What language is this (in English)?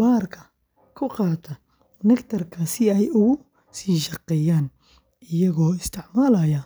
Somali